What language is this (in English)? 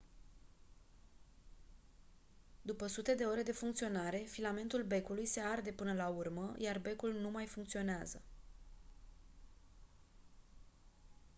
Romanian